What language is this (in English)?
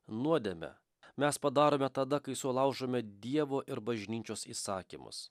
Lithuanian